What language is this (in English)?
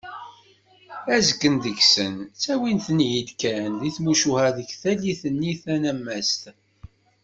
Kabyle